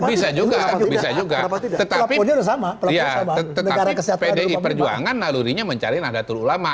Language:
Indonesian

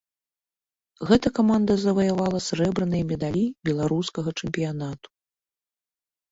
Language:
Belarusian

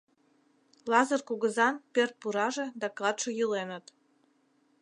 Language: Mari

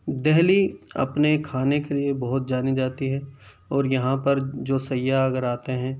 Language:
Urdu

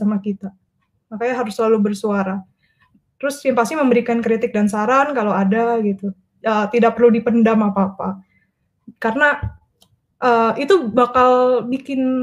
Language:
Indonesian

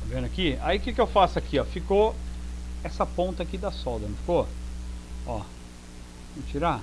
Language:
Portuguese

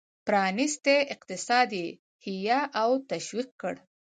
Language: Pashto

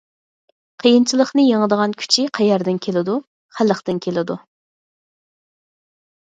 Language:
Uyghur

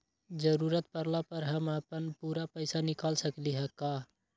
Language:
Magahi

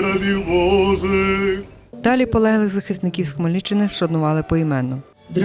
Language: Ukrainian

